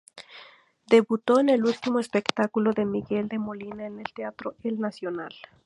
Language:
Spanish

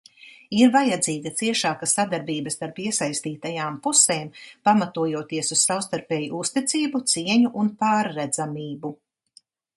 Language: Latvian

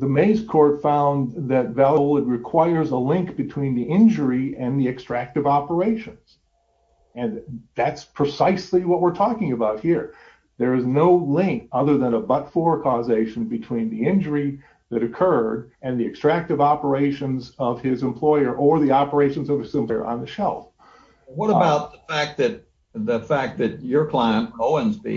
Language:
English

